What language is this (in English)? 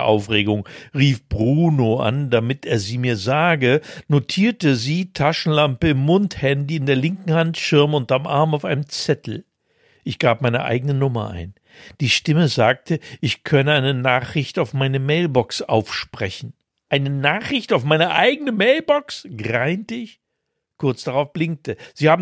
German